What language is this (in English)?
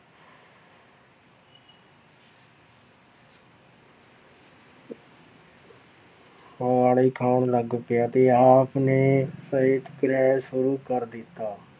Punjabi